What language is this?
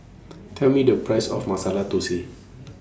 English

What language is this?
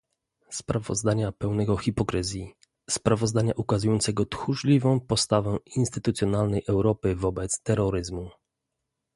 Polish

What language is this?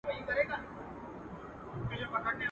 Pashto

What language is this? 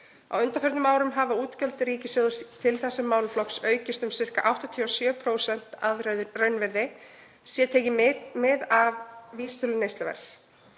Icelandic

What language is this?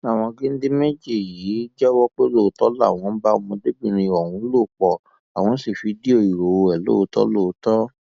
Yoruba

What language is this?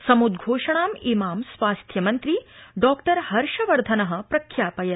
Sanskrit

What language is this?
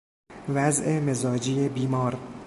Persian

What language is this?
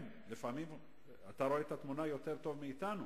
Hebrew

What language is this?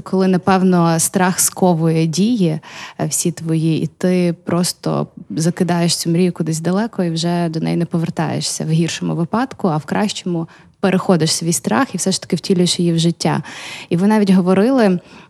Ukrainian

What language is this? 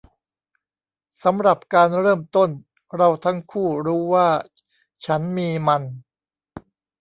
Thai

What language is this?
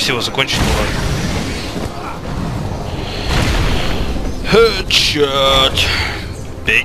Russian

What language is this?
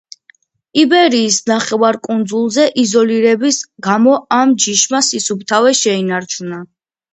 Georgian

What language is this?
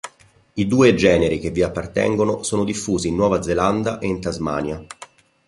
Italian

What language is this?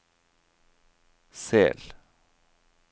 Norwegian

